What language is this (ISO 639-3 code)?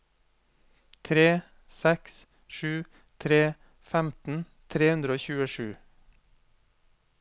nor